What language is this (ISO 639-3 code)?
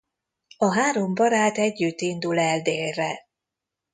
hun